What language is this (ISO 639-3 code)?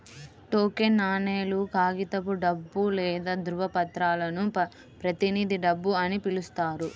tel